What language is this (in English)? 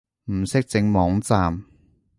Cantonese